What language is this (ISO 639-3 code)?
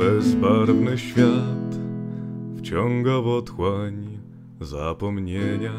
pol